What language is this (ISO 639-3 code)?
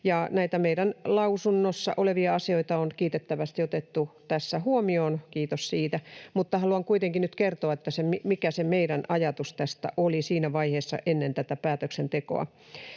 fin